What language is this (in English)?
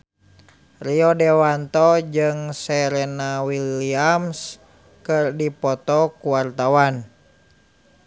Sundanese